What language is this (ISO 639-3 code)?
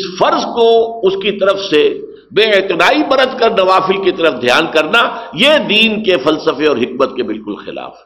urd